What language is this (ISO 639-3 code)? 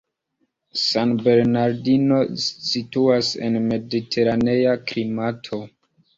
epo